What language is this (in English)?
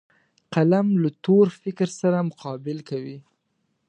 Pashto